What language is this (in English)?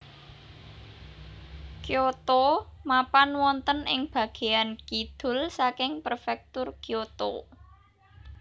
Javanese